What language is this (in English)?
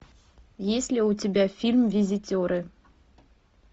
Russian